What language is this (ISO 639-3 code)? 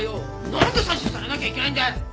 jpn